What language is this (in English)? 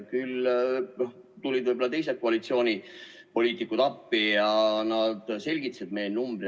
Estonian